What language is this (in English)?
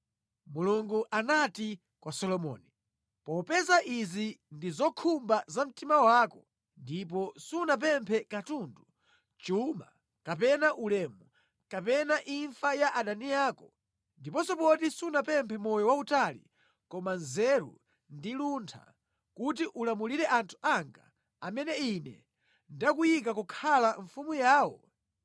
Nyanja